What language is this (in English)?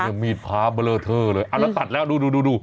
Thai